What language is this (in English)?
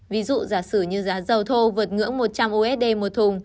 Vietnamese